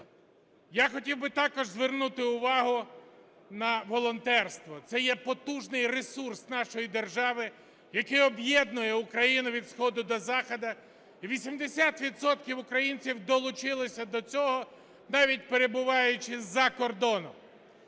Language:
Ukrainian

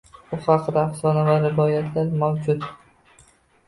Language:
Uzbek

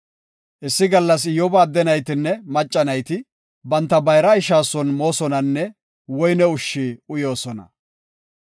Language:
Gofa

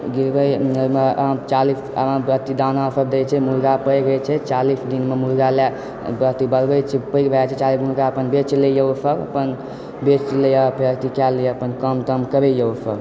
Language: Maithili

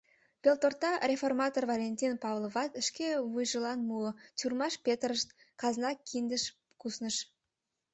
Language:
Mari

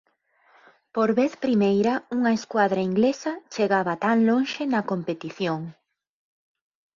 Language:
Galician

